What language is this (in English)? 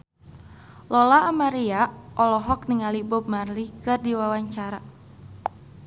Sundanese